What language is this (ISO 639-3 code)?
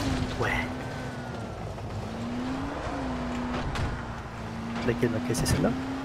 fra